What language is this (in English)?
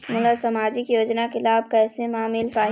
Chhattisgarhi